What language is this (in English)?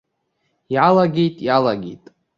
Abkhazian